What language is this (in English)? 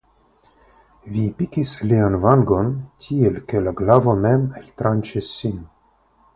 Esperanto